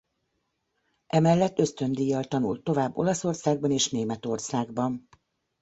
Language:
Hungarian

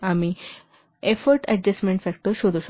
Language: Marathi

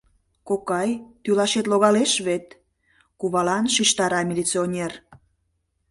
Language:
Mari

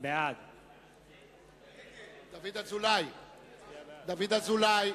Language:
Hebrew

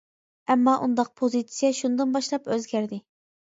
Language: Uyghur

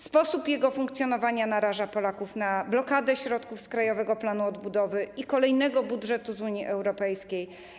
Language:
Polish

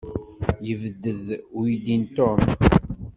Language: Kabyle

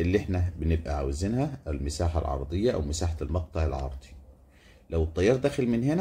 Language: Arabic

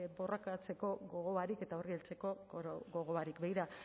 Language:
Basque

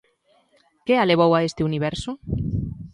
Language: Galician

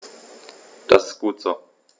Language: German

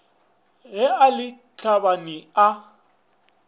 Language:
Northern Sotho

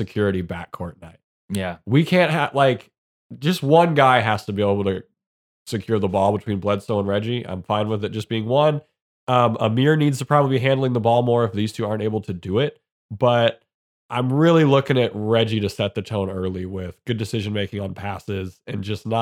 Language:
English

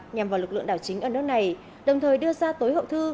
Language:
Vietnamese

